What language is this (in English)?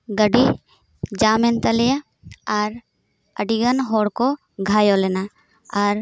Santali